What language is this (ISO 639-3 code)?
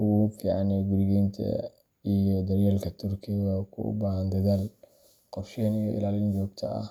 som